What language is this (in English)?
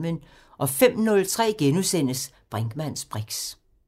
Danish